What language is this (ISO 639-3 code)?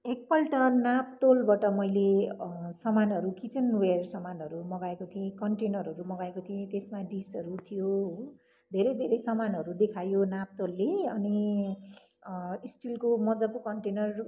nep